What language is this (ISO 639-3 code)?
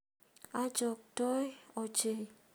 kln